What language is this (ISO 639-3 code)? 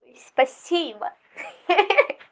rus